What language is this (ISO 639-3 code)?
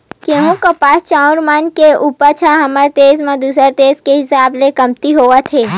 hne